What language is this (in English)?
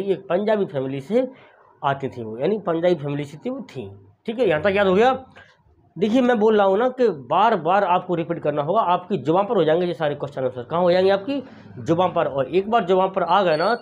Hindi